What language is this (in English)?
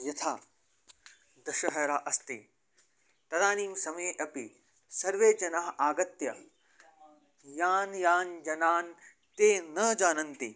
Sanskrit